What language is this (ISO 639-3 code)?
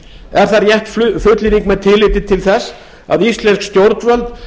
isl